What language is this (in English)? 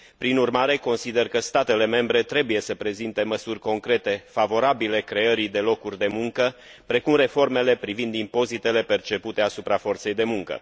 Romanian